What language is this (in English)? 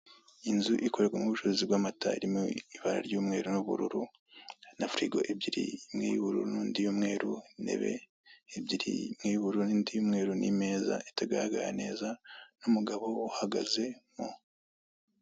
Kinyarwanda